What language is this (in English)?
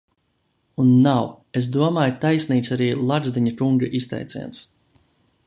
Latvian